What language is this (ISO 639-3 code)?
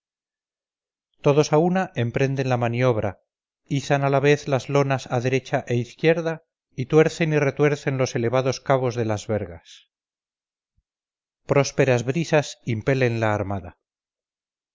spa